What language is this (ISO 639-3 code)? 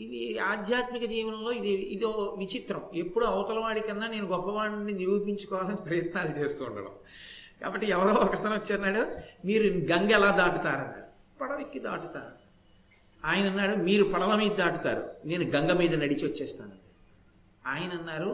tel